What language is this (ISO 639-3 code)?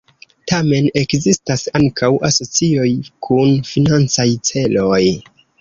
epo